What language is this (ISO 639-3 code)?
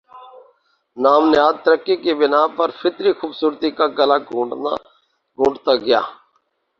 urd